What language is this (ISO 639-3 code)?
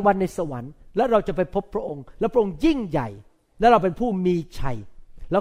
tha